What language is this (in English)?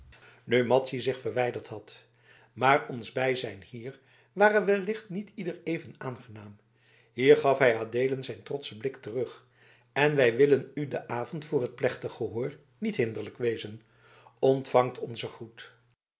Dutch